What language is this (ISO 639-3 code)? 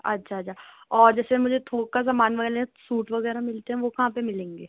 urd